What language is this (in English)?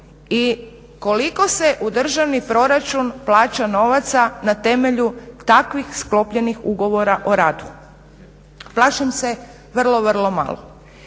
Croatian